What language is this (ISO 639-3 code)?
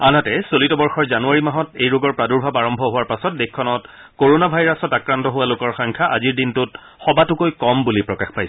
asm